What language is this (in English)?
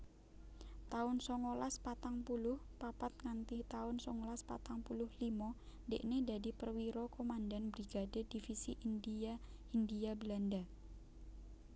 Javanese